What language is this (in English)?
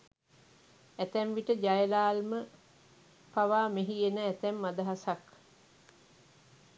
Sinhala